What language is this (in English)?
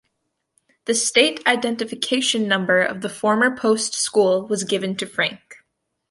English